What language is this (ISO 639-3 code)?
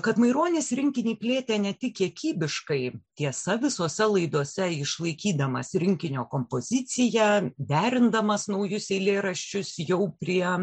lit